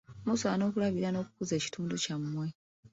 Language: Ganda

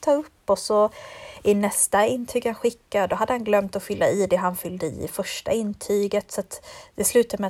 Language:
Swedish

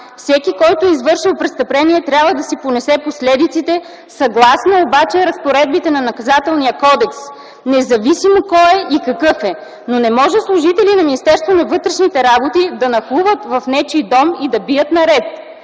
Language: Bulgarian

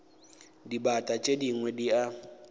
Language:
Northern Sotho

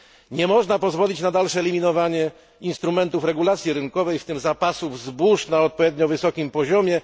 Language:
Polish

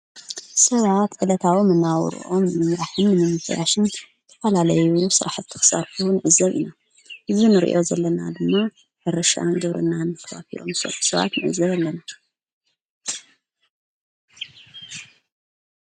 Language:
Tigrinya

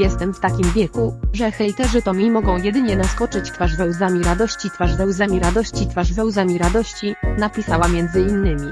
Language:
Polish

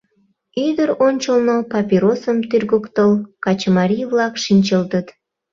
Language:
Mari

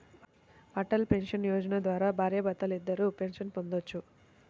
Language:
Telugu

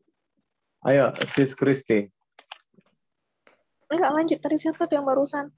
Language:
Indonesian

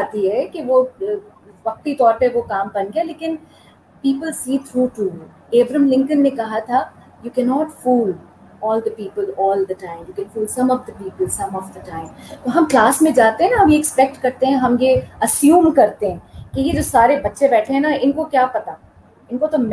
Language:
Urdu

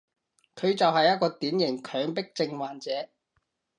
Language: Cantonese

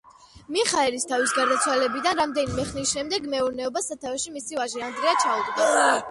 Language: Georgian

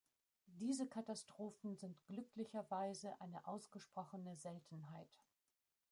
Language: German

